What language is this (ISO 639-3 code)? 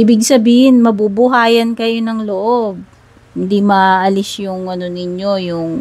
fil